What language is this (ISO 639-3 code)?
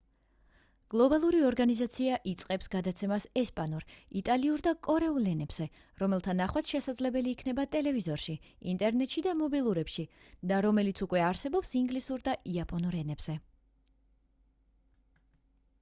kat